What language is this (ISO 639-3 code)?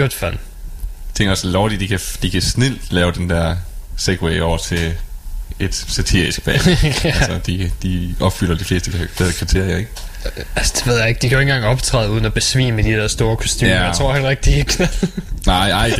dan